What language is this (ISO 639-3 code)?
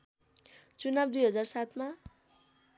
nep